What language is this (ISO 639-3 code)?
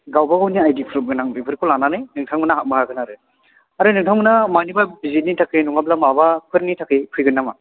brx